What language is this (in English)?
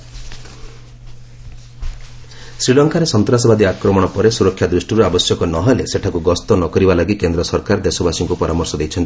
Odia